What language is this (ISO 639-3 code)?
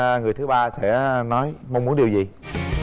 vie